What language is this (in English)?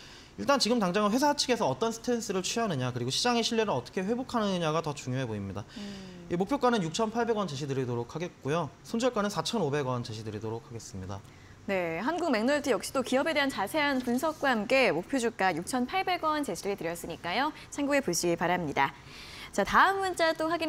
Korean